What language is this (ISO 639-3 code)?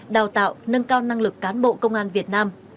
vie